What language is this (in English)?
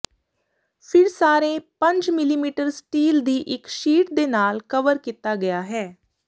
Punjabi